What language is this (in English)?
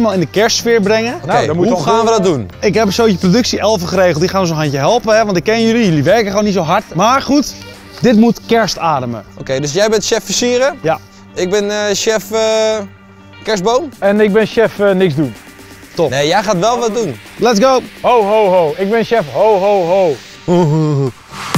Dutch